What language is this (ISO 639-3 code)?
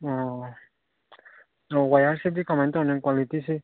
mni